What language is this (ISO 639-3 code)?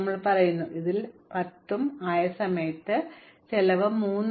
mal